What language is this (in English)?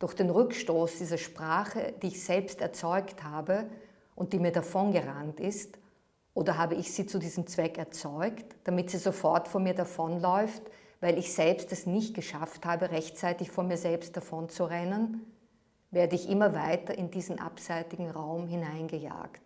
German